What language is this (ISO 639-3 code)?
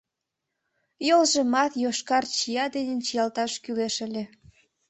chm